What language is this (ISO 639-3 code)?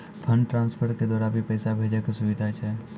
mai